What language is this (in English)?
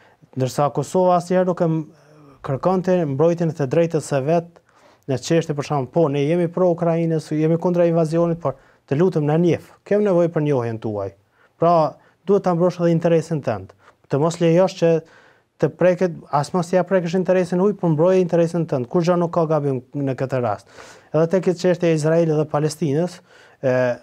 Romanian